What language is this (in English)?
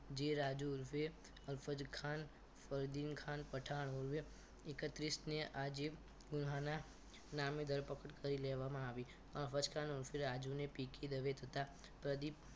Gujarati